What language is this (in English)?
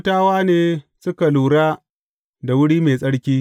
Hausa